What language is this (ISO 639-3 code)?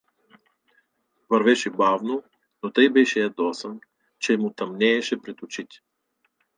bul